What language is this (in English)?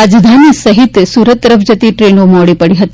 Gujarati